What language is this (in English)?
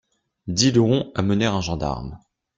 French